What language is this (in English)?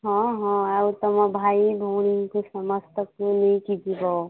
Odia